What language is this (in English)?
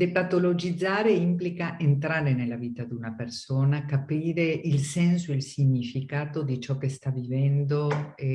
Italian